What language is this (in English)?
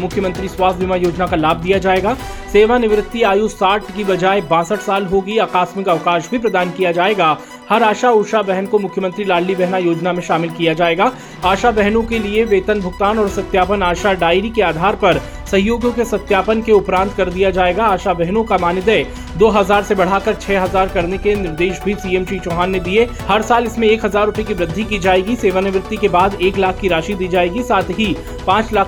Hindi